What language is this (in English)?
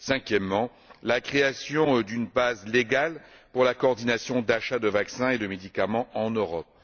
French